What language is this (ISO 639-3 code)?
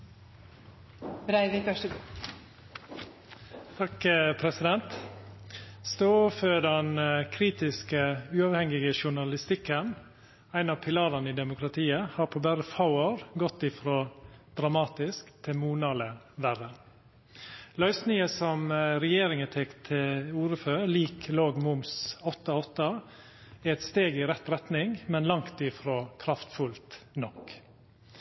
nno